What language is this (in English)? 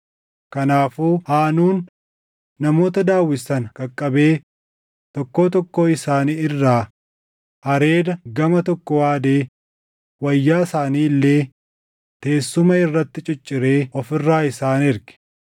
Oromo